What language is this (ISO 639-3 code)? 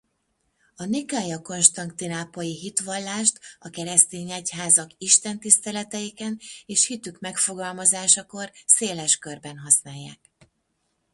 hun